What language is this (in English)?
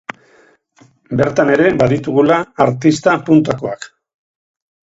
Basque